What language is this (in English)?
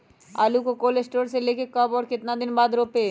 Magahi